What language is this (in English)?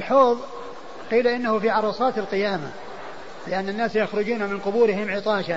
Arabic